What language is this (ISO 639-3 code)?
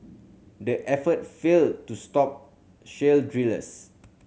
eng